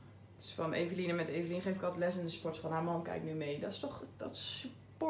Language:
Dutch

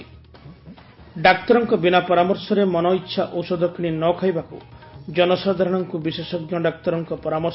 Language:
Odia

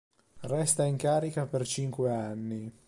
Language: Italian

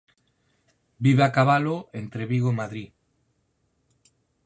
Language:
Galician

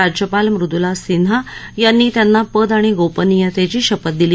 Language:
Marathi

